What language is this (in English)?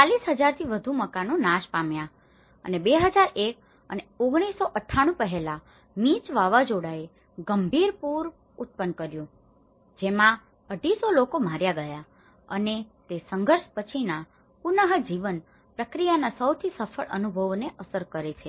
Gujarati